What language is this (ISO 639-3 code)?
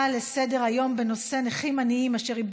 heb